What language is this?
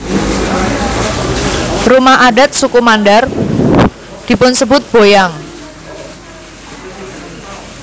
Javanese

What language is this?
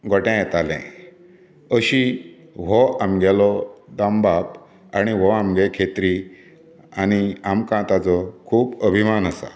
Konkani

